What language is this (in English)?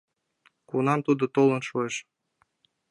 Mari